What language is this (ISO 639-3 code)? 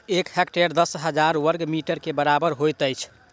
mai